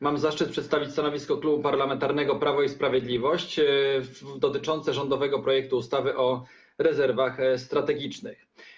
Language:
Polish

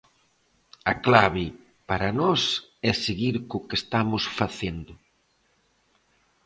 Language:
Galician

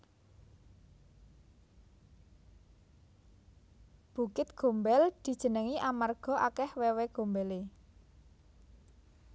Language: Javanese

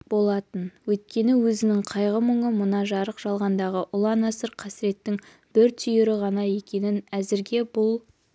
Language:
Kazakh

